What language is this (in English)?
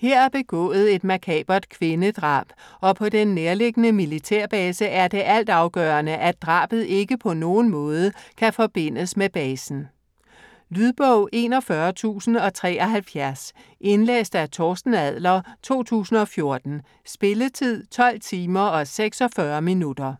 Danish